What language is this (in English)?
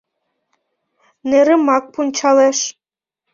Mari